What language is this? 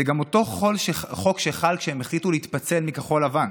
Hebrew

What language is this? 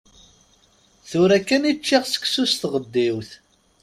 Kabyle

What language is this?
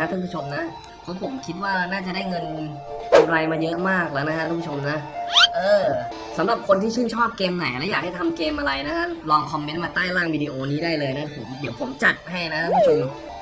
Thai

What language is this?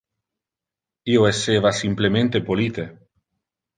Interlingua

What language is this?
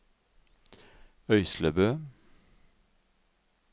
Norwegian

